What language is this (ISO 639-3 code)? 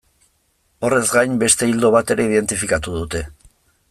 eus